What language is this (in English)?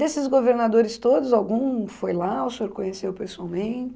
Portuguese